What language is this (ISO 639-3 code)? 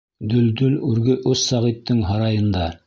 bak